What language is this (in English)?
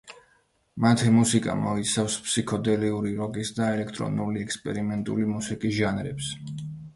Georgian